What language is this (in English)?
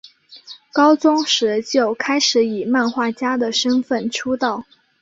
Chinese